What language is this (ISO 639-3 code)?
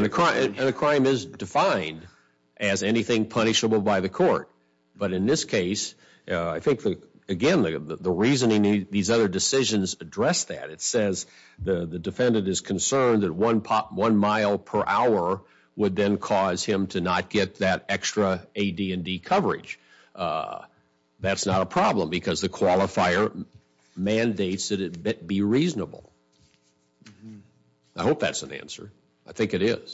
eng